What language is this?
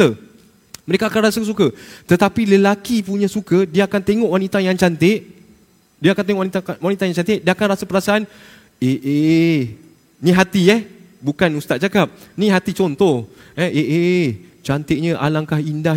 Malay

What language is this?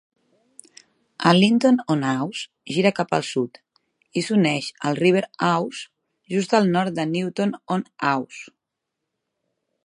Catalan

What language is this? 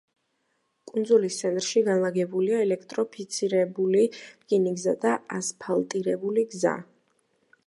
Georgian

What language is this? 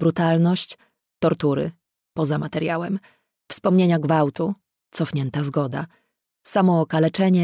Polish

